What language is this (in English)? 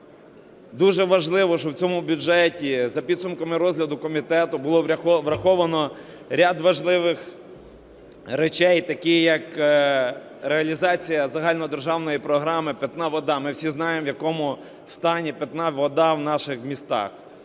Ukrainian